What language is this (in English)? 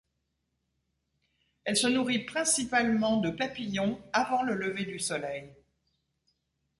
French